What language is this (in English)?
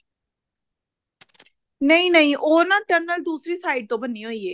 Punjabi